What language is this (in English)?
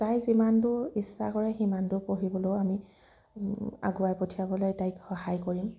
Assamese